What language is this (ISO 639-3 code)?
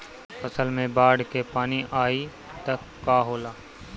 bho